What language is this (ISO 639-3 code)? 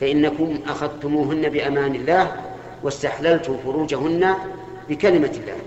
ara